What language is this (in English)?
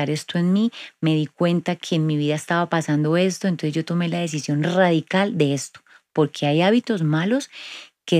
Spanish